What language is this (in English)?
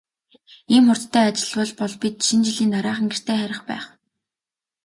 Mongolian